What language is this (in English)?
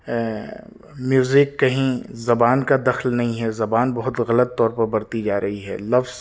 Urdu